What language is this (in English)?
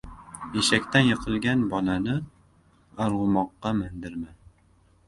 Uzbek